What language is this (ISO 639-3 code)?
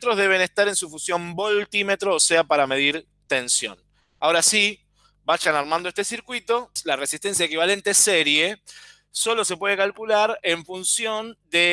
spa